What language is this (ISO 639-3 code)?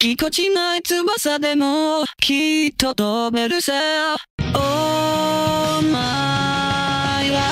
jpn